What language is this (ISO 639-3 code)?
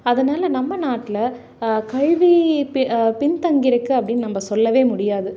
tam